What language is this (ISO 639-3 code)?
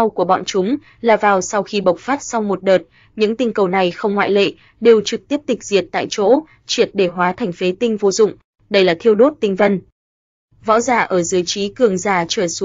vie